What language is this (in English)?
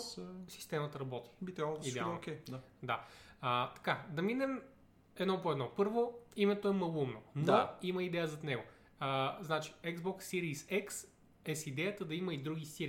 Bulgarian